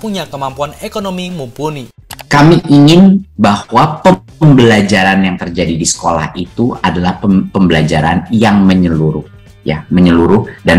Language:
Indonesian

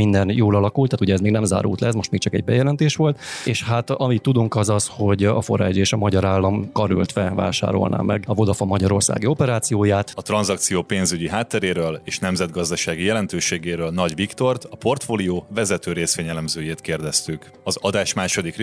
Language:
Hungarian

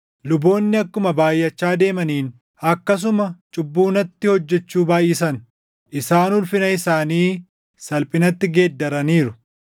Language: Oromo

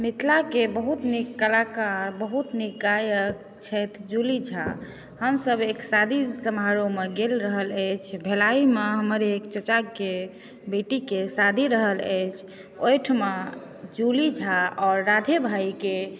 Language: Maithili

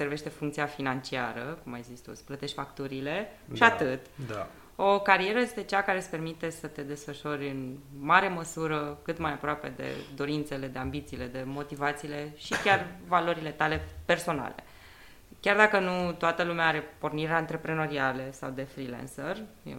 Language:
Romanian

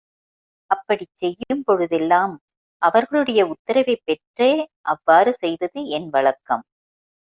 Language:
Tamil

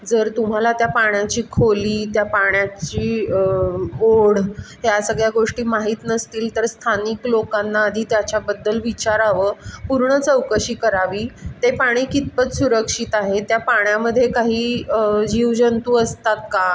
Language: Marathi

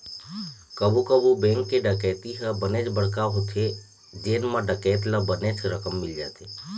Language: Chhattisgarhi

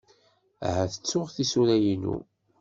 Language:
Kabyle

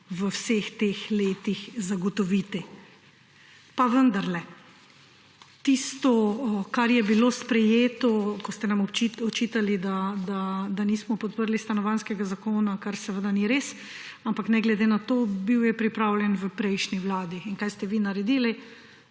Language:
Slovenian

